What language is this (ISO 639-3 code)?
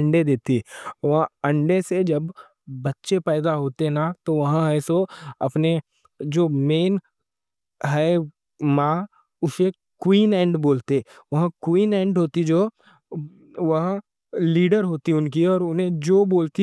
dcc